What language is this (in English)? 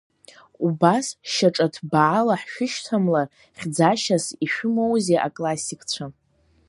Abkhazian